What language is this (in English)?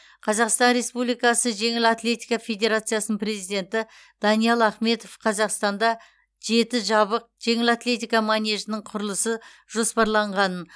Kazakh